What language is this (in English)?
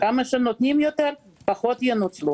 Hebrew